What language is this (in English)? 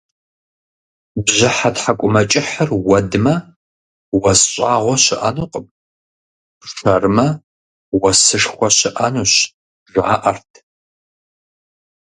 Kabardian